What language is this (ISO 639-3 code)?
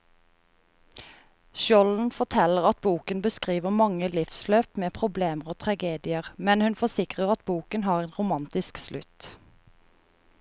nor